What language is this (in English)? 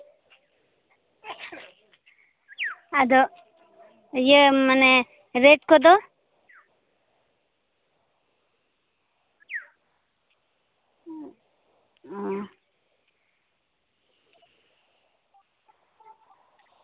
Santali